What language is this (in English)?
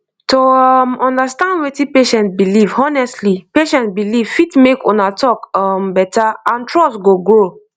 Nigerian Pidgin